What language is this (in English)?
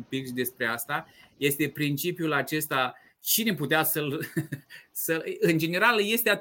Romanian